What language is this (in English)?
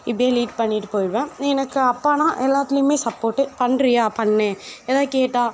Tamil